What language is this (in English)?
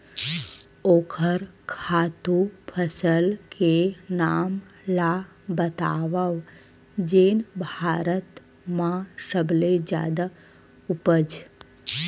Chhattisgarhi